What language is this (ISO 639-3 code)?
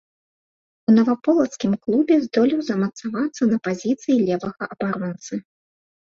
bel